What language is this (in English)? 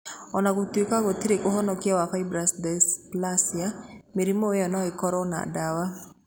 Kikuyu